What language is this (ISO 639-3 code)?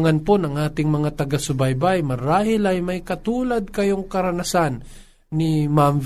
fil